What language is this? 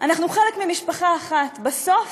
Hebrew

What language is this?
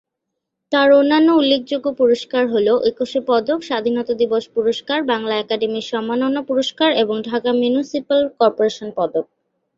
Bangla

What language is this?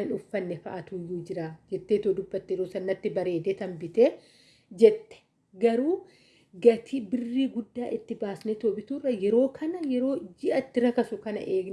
Oromo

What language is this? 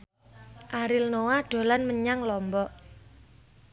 Javanese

